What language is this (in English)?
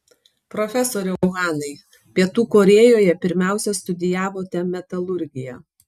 Lithuanian